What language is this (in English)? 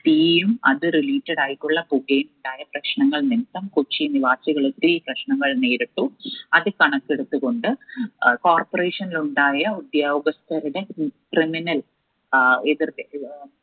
Malayalam